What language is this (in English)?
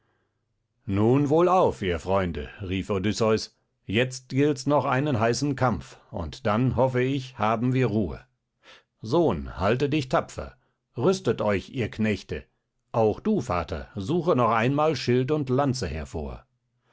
German